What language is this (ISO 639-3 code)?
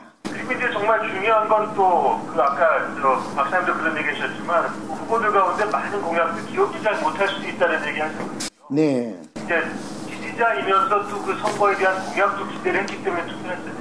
kor